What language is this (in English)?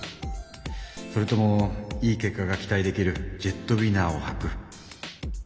Japanese